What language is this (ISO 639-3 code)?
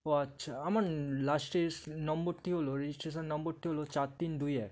ben